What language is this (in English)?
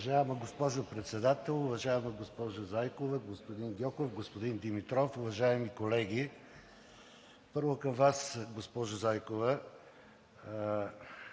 Bulgarian